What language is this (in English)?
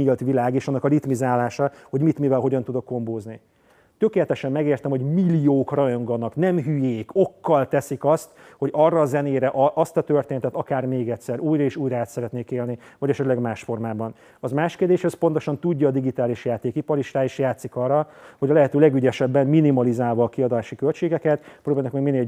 Hungarian